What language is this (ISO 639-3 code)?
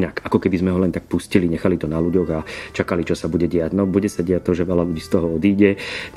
slk